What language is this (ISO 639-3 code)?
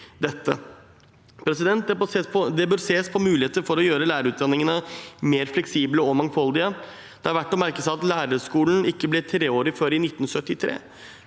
nor